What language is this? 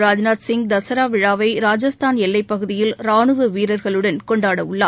Tamil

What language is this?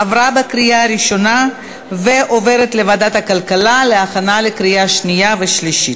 Hebrew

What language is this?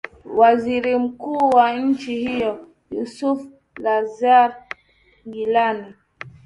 Swahili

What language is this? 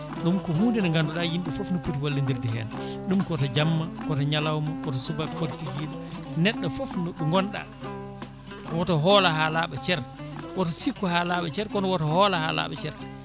Fula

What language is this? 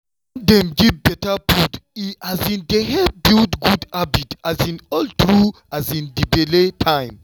Nigerian Pidgin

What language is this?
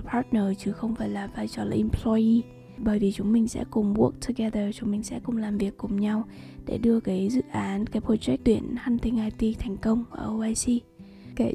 Vietnamese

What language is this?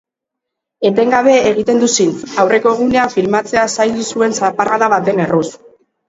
Basque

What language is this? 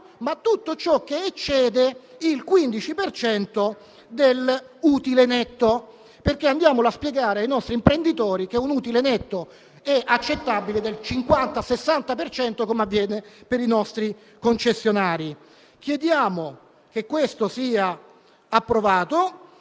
Italian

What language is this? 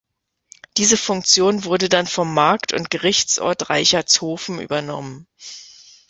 German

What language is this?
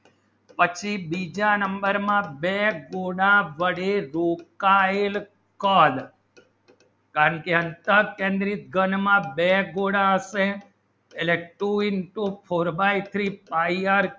Gujarati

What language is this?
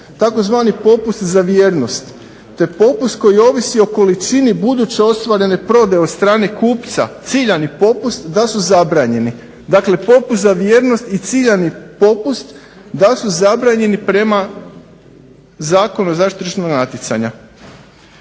Croatian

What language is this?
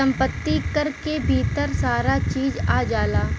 Bhojpuri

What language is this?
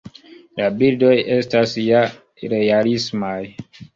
Esperanto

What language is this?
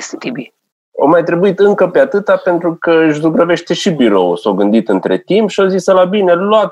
Romanian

